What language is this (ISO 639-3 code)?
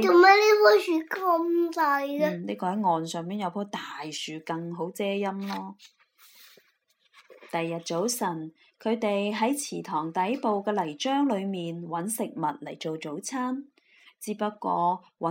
zho